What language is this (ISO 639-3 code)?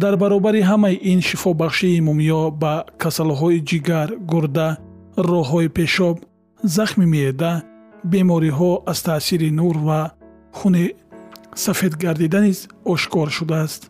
fas